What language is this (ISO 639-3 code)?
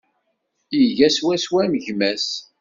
kab